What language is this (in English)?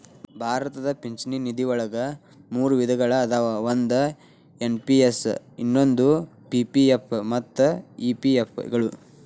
Kannada